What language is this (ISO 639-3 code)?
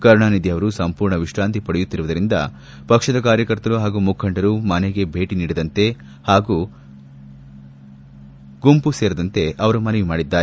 kan